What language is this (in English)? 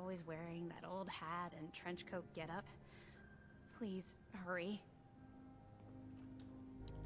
Turkish